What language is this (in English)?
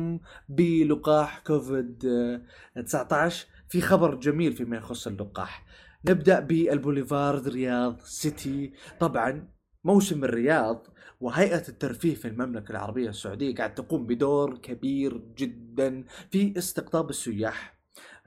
Arabic